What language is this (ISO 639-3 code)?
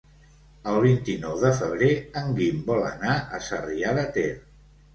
cat